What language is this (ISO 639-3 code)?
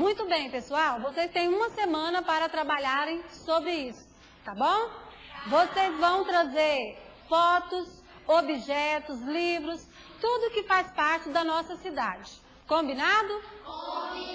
por